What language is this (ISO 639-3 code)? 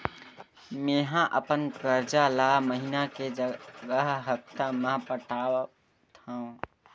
hne